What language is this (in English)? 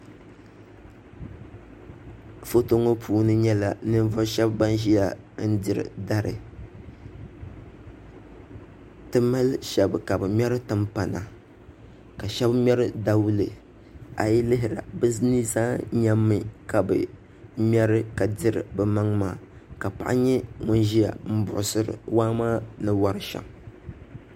Dagbani